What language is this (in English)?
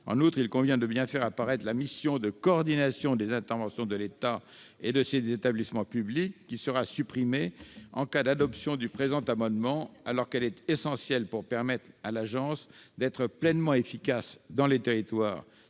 French